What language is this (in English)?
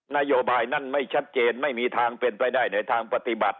Thai